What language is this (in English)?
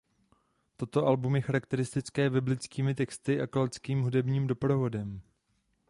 Czech